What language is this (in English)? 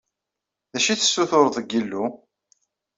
Kabyle